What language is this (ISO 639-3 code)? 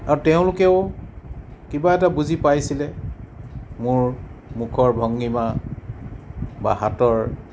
asm